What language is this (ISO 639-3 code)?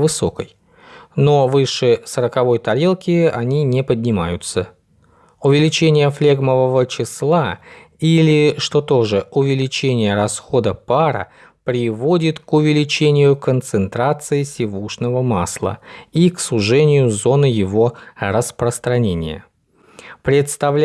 rus